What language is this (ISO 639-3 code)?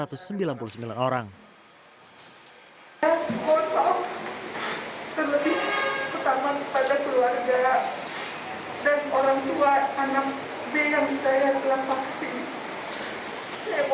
ind